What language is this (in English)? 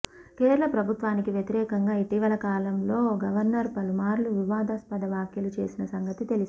Telugu